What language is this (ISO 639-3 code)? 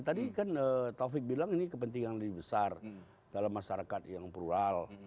ind